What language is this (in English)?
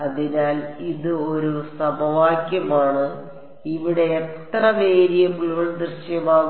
Malayalam